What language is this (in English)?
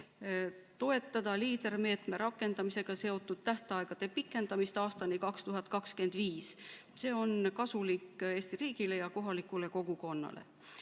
Estonian